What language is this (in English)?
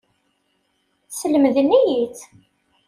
Kabyle